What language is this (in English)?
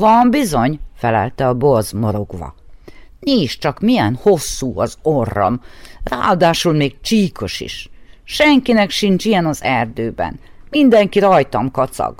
Hungarian